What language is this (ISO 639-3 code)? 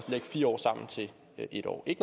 dan